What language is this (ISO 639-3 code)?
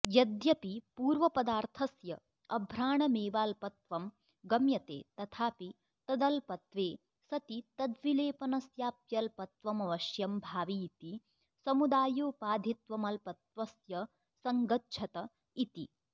san